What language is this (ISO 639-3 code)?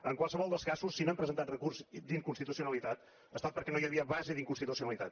cat